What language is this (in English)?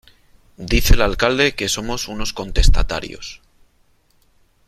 Spanish